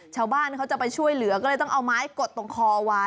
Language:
Thai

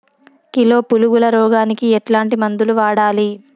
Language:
Telugu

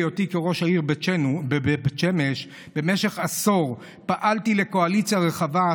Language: Hebrew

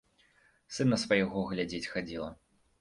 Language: Belarusian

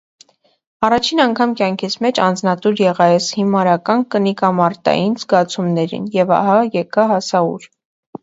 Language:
Armenian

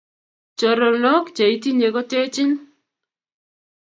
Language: Kalenjin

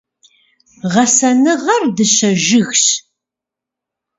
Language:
Kabardian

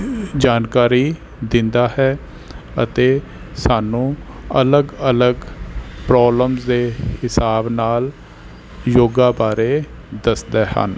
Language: Punjabi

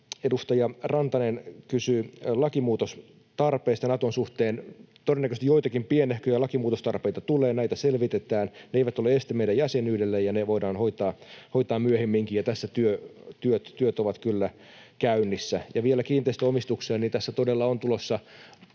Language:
Finnish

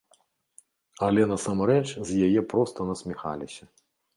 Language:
Belarusian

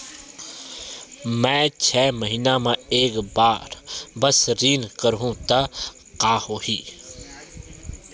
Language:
Chhattisgarhi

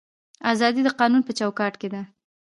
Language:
Pashto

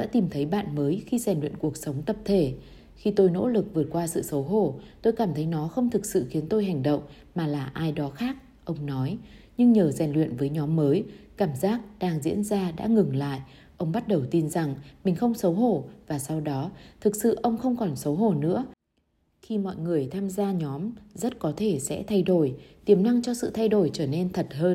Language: Vietnamese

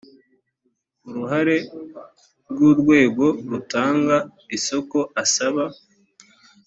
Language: Kinyarwanda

